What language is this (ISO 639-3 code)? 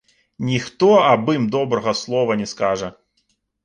bel